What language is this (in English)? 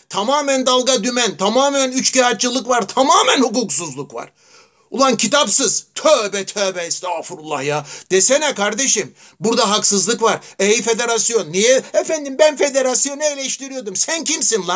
Turkish